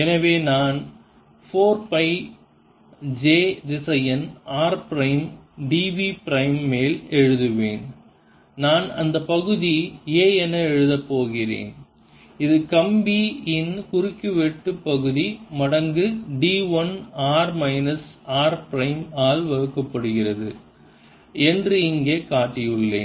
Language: Tamil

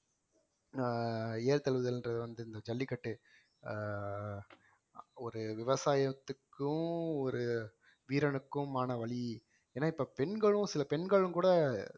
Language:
Tamil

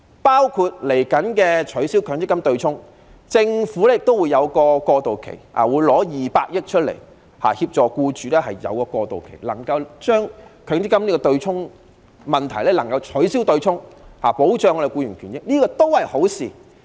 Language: Cantonese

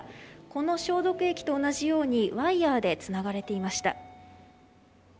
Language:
Japanese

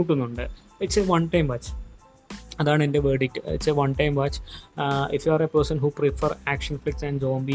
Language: Malayalam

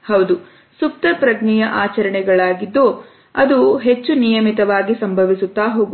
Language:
Kannada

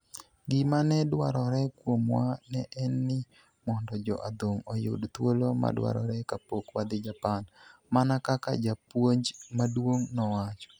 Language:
Luo (Kenya and Tanzania)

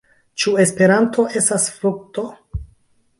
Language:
Esperanto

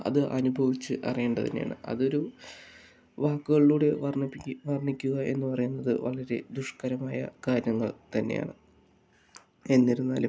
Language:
Malayalam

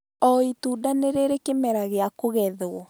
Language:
Kikuyu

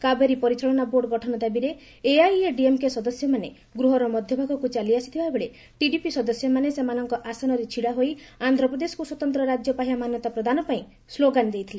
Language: Odia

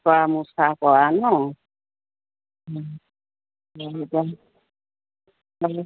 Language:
Assamese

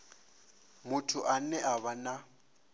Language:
Venda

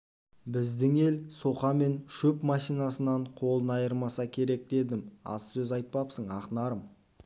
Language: Kazakh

